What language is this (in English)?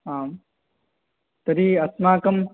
Sanskrit